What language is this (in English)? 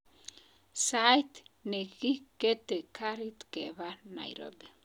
Kalenjin